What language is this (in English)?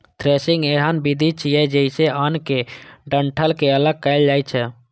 Maithili